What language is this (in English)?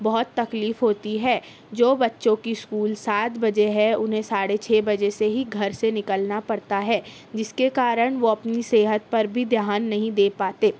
Urdu